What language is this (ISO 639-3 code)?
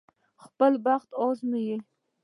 pus